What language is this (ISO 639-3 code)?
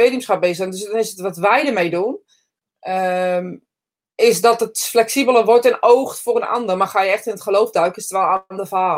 nld